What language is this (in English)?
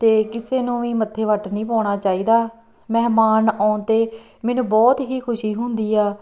Punjabi